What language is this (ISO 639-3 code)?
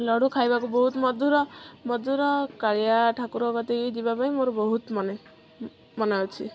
ori